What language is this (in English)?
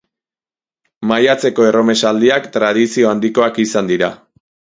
Basque